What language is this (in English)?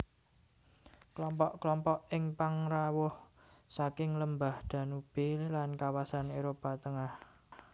Javanese